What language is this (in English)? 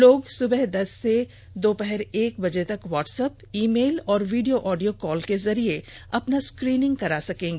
Hindi